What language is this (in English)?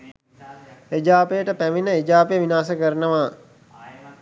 Sinhala